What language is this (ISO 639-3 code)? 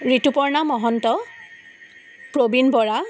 asm